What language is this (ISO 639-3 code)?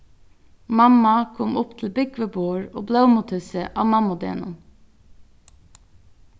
fao